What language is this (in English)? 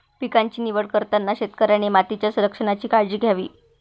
Marathi